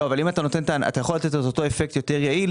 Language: Hebrew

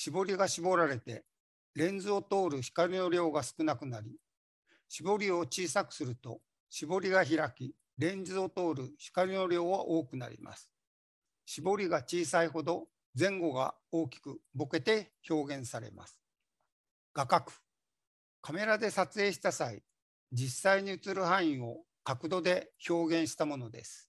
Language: Japanese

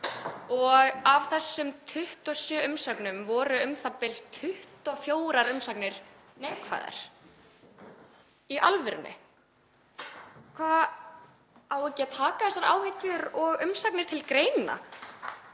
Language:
Icelandic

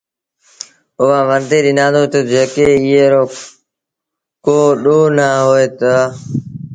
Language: Sindhi Bhil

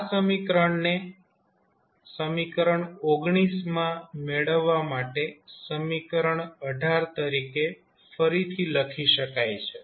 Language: Gujarati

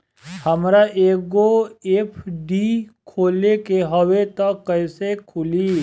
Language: Bhojpuri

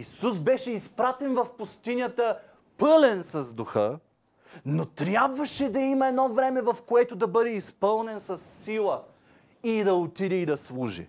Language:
Bulgarian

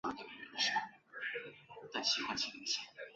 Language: Chinese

